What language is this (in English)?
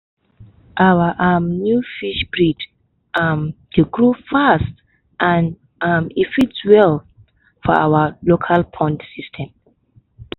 Nigerian Pidgin